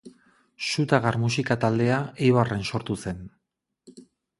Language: Basque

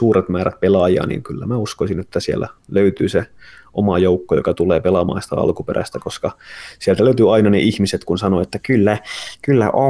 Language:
Finnish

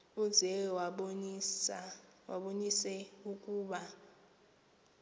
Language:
Xhosa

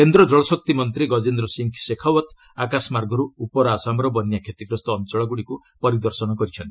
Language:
Odia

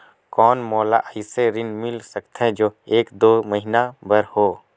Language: Chhattisgarhi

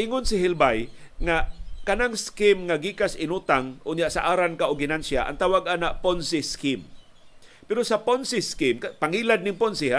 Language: Filipino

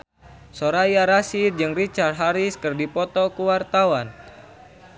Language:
Sundanese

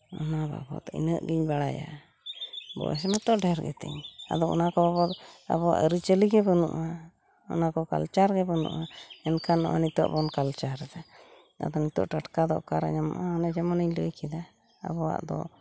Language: Santali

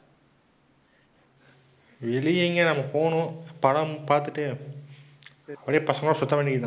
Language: Tamil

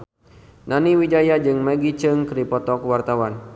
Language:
Sundanese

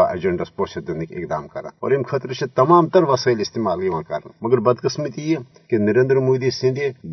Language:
Urdu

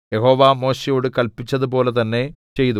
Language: Malayalam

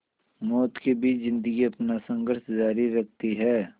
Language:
Hindi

